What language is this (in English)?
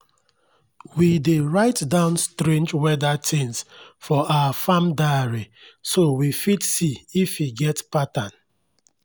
Nigerian Pidgin